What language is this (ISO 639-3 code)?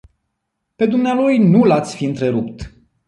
ron